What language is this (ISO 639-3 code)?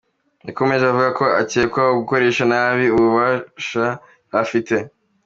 kin